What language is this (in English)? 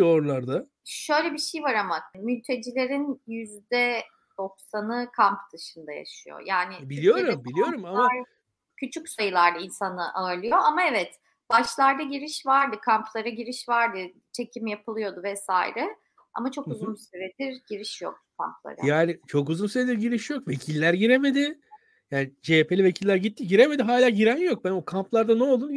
Turkish